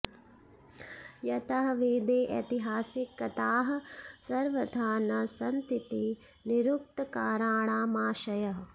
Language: Sanskrit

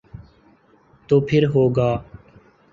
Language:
Urdu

